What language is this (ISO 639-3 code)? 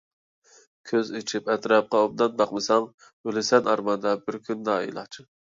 uig